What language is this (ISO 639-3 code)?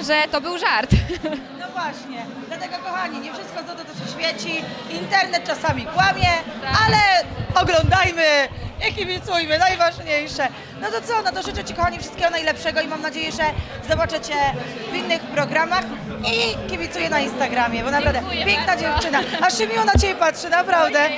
pol